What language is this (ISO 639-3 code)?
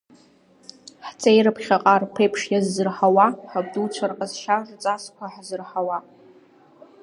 abk